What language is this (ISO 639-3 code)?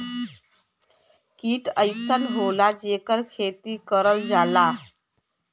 bho